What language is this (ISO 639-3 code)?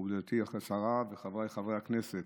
heb